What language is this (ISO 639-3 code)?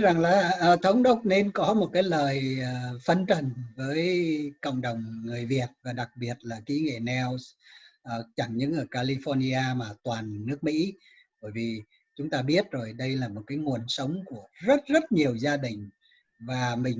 vie